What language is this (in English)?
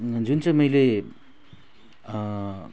Nepali